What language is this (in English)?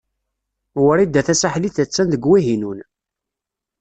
Kabyle